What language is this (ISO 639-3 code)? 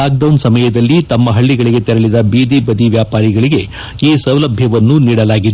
kan